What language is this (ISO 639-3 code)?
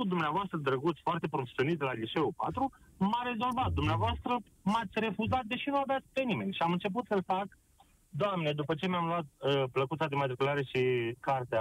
ron